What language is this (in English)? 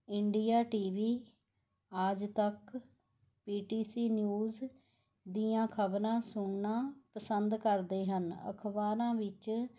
Punjabi